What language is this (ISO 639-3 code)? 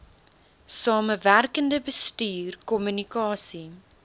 afr